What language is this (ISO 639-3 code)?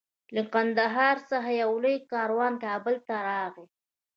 pus